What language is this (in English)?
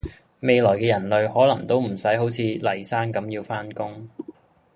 Cantonese